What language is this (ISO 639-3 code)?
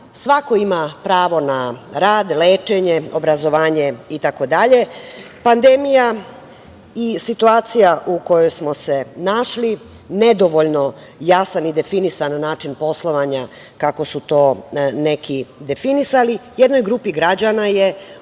srp